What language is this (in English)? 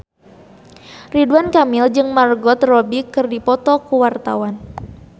Sundanese